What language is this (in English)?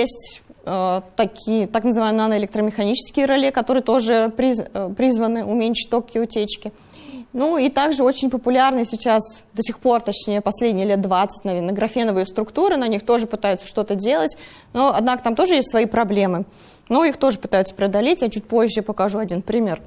Russian